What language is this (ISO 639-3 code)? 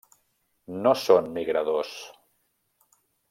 cat